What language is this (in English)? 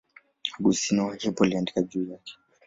Swahili